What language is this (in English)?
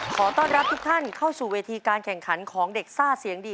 Thai